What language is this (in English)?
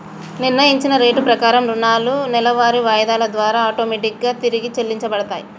Telugu